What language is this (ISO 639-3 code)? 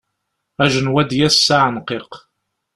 kab